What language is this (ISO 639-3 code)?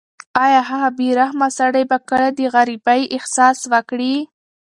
pus